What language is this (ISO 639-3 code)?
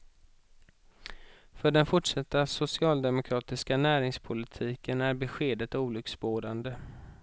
swe